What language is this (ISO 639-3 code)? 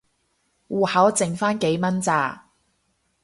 yue